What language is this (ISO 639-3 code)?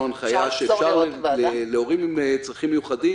heb